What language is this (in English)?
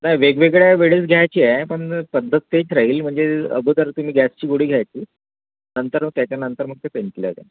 Marathi